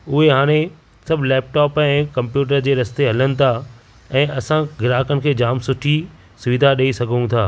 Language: Sindhi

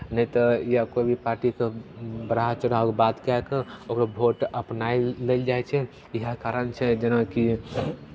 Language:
Maithili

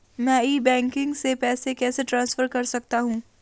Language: Hindi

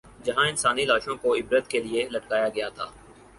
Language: Urdu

